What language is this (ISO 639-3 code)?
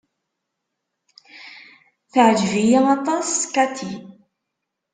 kab